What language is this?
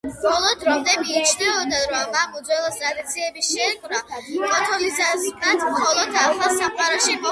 Georgian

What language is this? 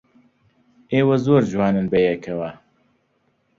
Central Kurdish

